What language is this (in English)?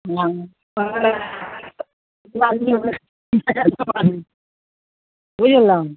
Maithili